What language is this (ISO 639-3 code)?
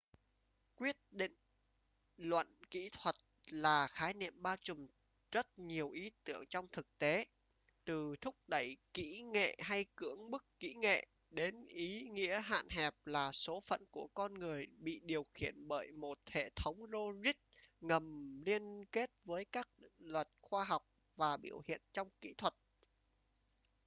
vie